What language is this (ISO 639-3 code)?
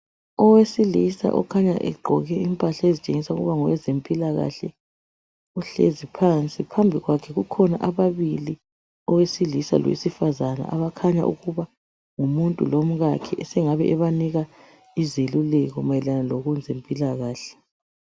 nde